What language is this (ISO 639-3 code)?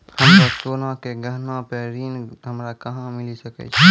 mai